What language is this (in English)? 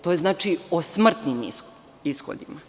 Serbian